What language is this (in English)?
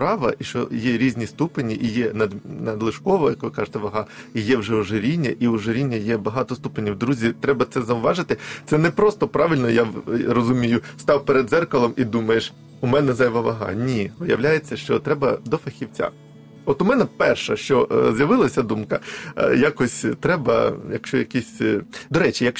Ukrainian